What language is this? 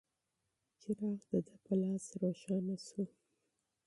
Pashto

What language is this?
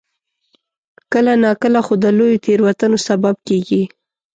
Pashto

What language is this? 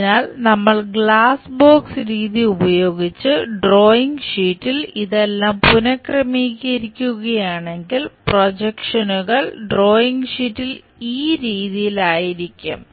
Malayalam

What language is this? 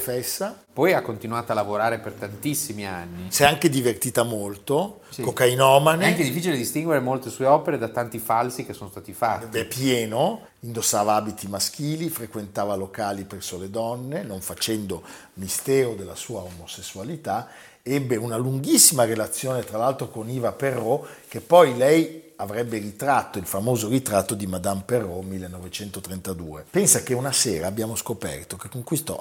Italian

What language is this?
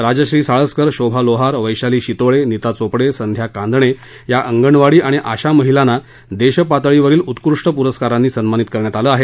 Marathi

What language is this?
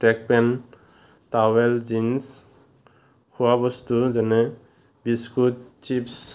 Assamese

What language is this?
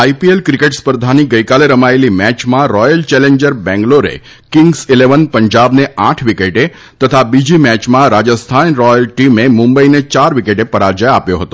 Gujarati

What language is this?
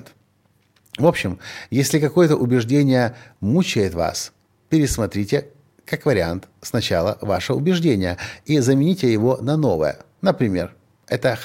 Russian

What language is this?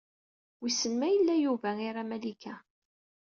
Kabyle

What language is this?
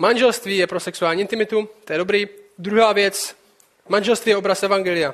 Czech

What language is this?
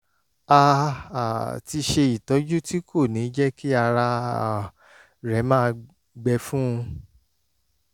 Yoruba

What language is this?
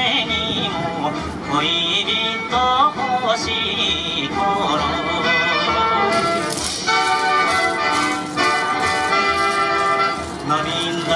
Japanese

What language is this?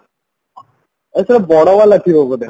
Odia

